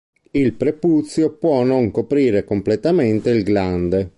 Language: Italian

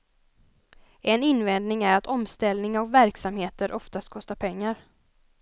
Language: Swedish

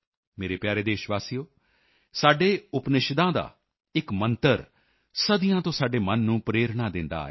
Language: Punjabi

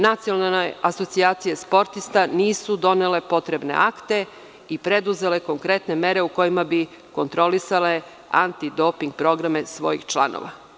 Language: Serbian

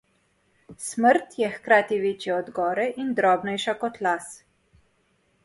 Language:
Slovenian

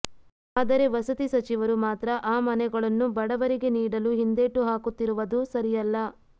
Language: Kannada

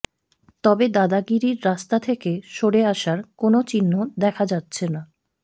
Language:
Bangla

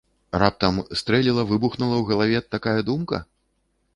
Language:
Belarusian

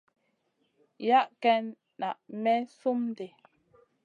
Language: Masana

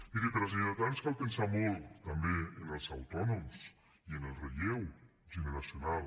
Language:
Catalan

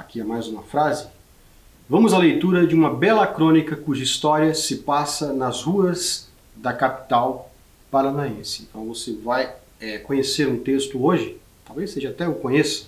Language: Portuguese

